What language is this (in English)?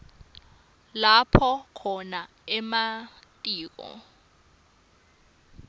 Swati